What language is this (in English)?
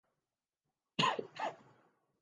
Urdu